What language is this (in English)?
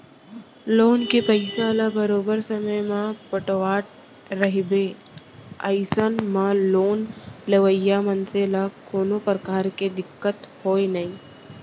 Chhattisgarhi